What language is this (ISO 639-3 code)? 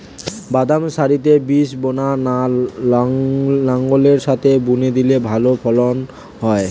ben